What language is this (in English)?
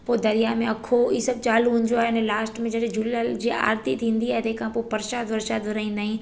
Sindhi